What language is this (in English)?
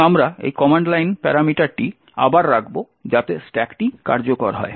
Bangla